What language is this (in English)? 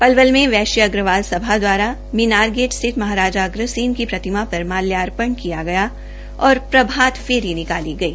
Hindi